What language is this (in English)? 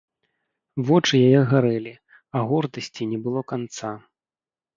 Belarusian